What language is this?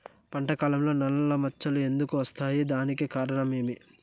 Telugu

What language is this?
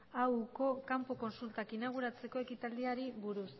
Basque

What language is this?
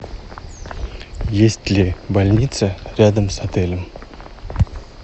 Russian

